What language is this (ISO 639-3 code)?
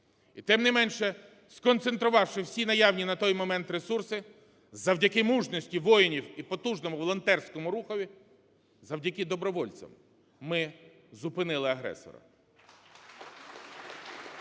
ukr